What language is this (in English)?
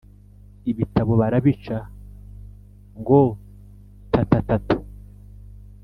Kinyarwanda